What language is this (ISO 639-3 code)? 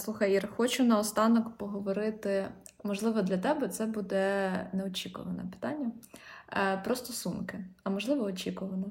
ukr